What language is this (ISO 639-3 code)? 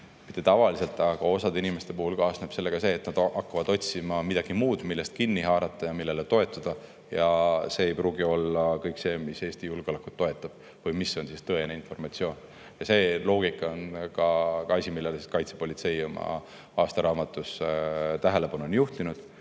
est